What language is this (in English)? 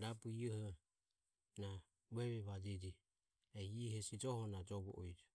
Ömie